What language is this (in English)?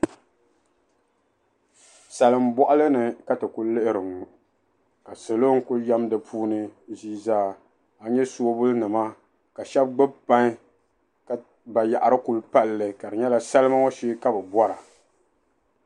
Dagbani